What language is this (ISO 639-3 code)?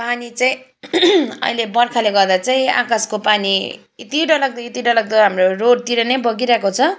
nep